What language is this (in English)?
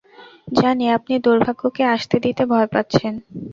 Bangla